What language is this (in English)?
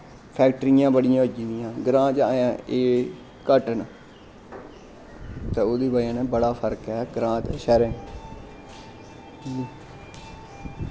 Dogri